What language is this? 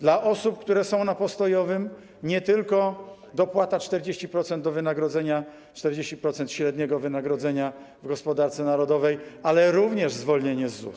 Polish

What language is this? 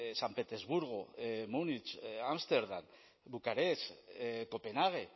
Basque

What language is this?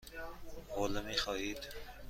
Persian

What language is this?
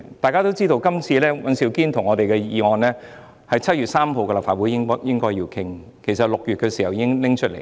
Cantonese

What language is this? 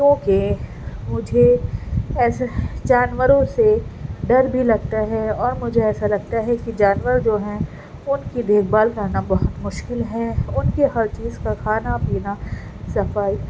Urdu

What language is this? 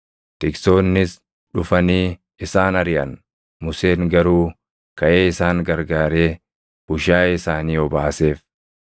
Oromo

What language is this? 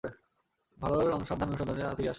Bangla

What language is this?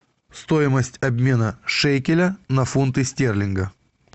Russian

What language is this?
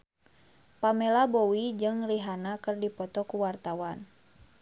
Sundanese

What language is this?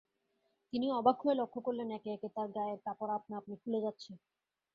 Bangla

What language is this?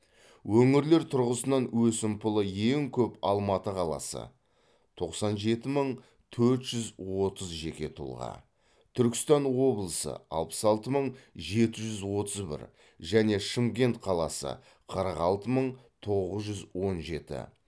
Kazakh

